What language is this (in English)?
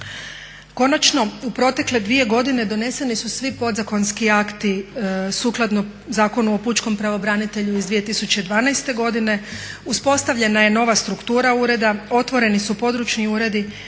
Croatian